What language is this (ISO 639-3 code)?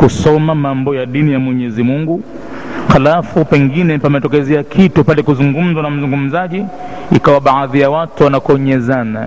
swa